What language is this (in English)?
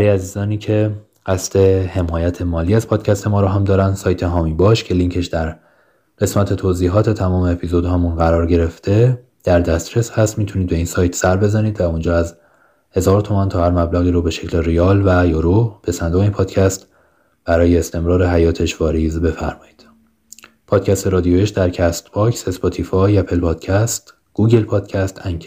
Persian